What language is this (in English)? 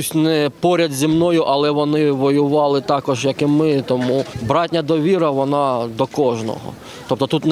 Ukrainian